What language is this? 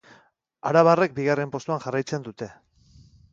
Basque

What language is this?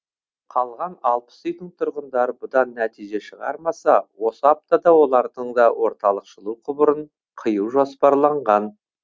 Kazakh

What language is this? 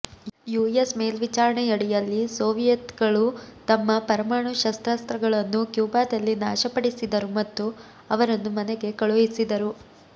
Kannada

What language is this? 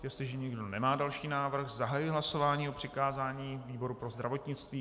Czech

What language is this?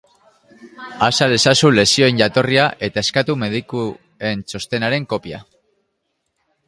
Basque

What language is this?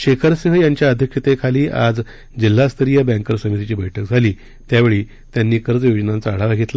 Marathi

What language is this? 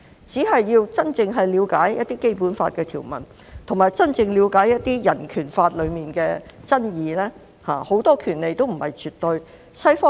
Cantonese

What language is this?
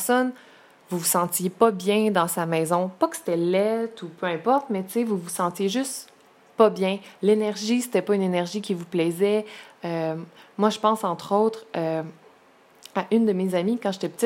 French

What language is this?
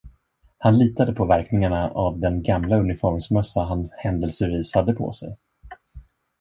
Swedish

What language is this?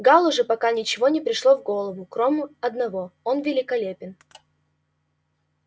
Russian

